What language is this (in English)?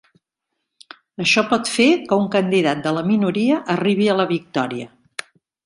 Catalan